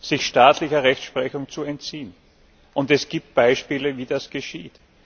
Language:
German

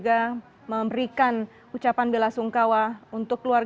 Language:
Indonesian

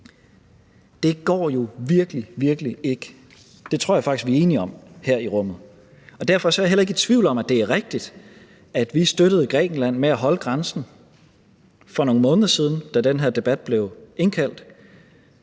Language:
Danish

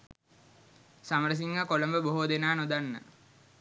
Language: Sinhala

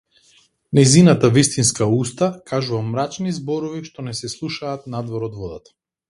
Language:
Macedonian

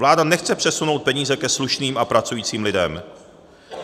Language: Czech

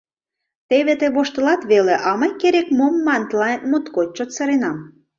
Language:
Mari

